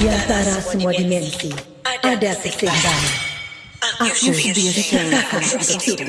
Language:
Indonesian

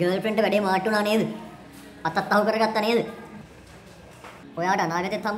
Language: Indonesian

